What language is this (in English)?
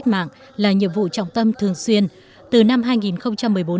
Vietnamese